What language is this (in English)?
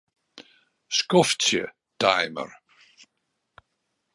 Western Frisian